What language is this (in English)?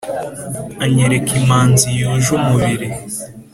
Kinyarwanda